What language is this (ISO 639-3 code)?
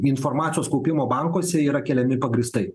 lit